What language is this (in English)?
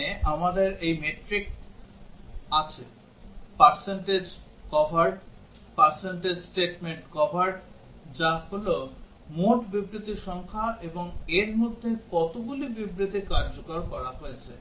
Bangla